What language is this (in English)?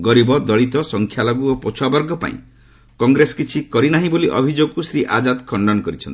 Odia